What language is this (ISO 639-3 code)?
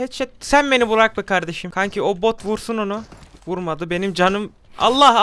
tur